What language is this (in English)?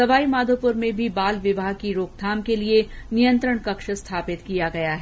Hindi